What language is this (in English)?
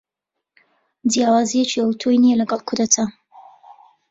Central Kurdish